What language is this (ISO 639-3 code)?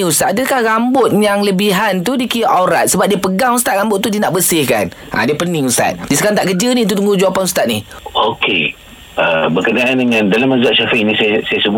msa